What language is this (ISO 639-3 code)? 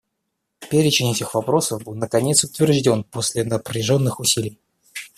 rus